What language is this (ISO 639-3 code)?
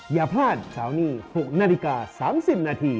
tha